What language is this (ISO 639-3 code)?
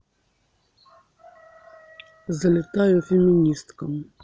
rus